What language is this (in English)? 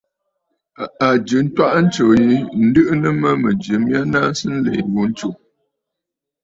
Bafut